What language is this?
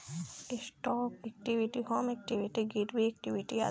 Bhojpuri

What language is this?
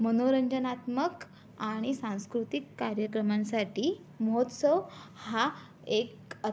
Marathi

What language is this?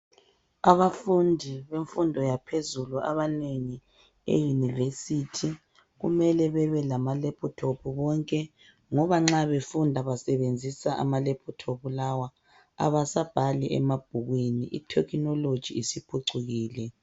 North Ndebele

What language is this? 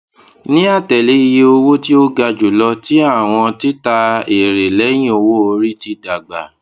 Yoruba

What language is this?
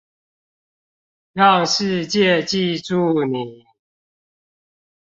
Chinese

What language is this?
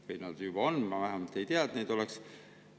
Estonian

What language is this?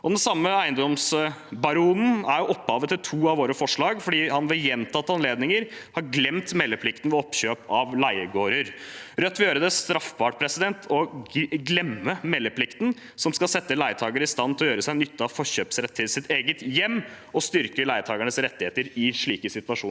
Norwegian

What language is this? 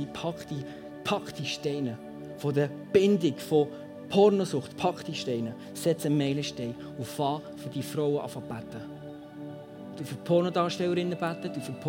German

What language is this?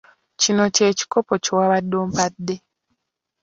Ganda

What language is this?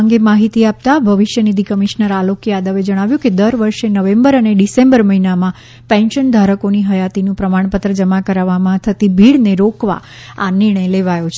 Gujarati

